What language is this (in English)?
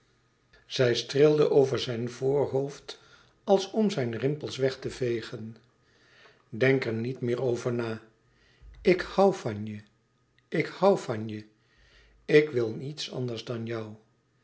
Dutch